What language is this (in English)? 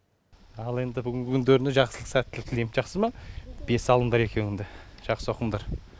Kazakh